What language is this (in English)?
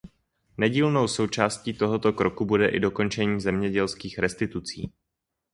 Czech